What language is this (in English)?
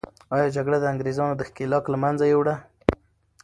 Pashto